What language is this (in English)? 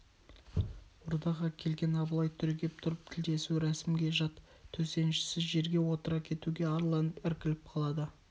Kazakh